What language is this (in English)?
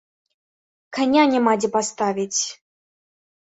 Belarusian